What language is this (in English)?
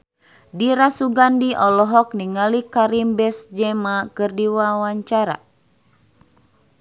Sundanese